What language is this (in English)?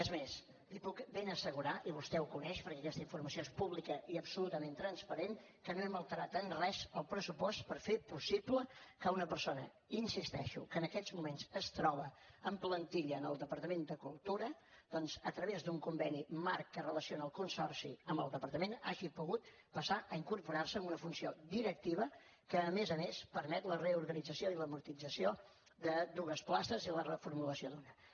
Catalan